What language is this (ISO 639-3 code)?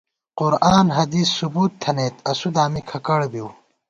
gwt